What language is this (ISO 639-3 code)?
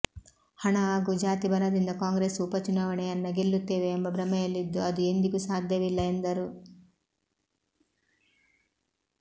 kan